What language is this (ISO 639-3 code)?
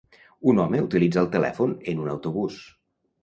cat